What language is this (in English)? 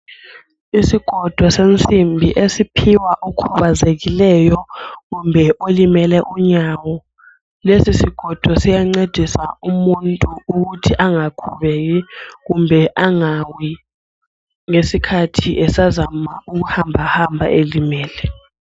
North Ndebele